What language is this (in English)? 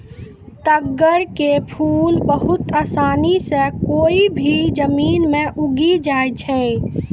Maithili